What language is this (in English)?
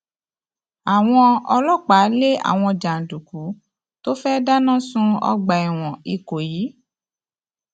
Yoruba